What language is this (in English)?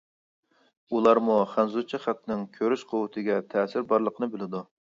Uyghur